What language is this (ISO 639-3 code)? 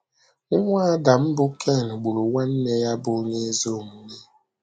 ibo